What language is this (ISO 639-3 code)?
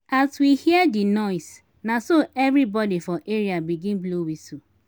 pcm